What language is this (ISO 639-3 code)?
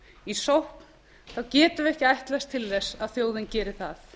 isl